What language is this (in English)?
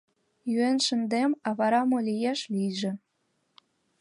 Mari